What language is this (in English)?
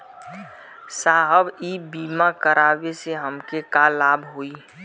Bhojpuri